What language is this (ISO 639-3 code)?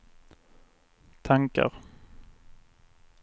swe